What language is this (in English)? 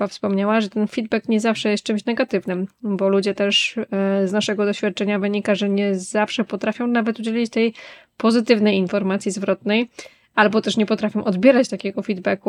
Polish